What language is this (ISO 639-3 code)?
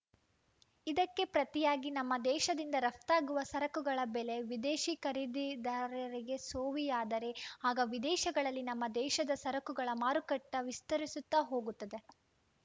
kan